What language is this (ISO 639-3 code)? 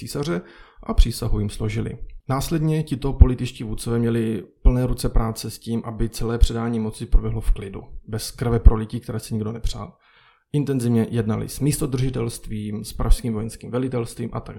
ces